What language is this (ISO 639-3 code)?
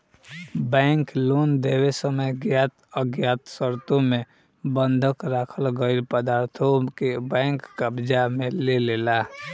bho